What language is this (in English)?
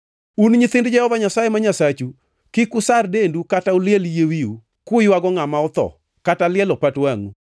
Luo (Kenya and Tanzania)